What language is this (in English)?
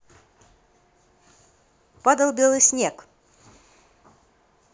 Russian